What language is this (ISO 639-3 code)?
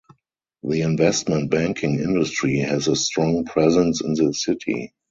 eng